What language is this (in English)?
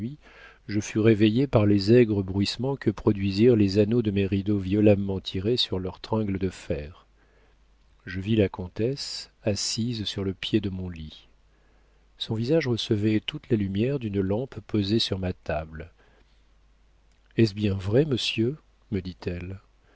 French